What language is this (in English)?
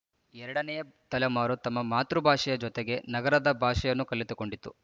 Kannada